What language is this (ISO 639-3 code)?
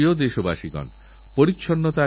ben